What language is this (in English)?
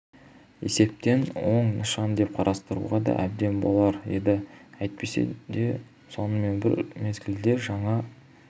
Kazakh